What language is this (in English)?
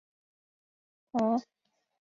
Chinese